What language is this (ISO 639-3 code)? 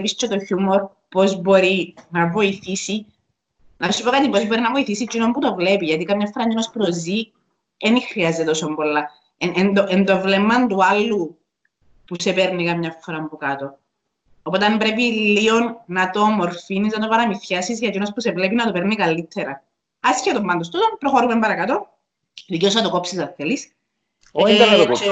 ell